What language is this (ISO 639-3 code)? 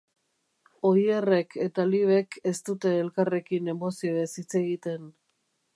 eus